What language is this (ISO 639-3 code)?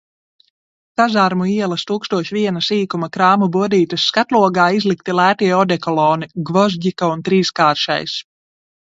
lav